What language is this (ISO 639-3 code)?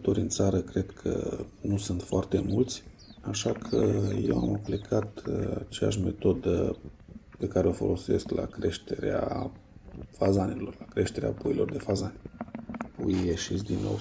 ron